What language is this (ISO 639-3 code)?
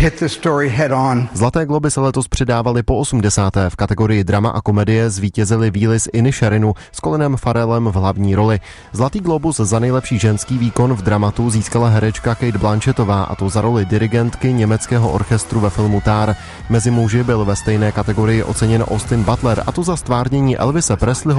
ces